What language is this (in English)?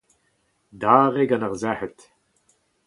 Breton